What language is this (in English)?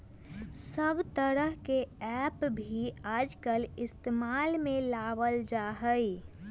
Magahi